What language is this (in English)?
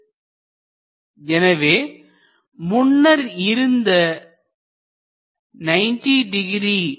Tamil